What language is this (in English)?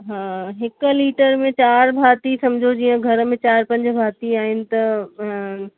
Sindhi